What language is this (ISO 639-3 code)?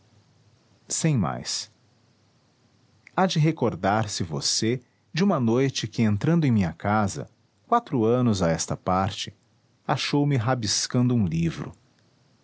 por